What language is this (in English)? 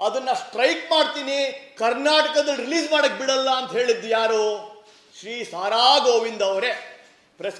Turkish